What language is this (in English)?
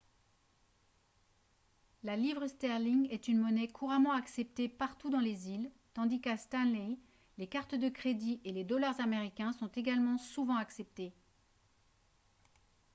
French